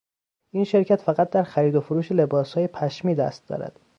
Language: Persian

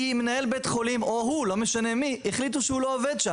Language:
Hebrew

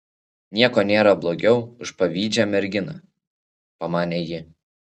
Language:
Lithuanian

